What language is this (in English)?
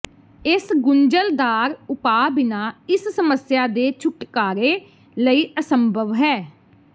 Punjabi